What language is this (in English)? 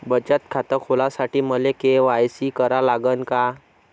Marathi